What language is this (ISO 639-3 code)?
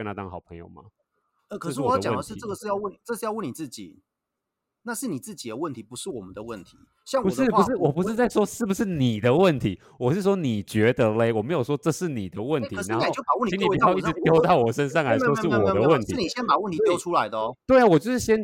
zho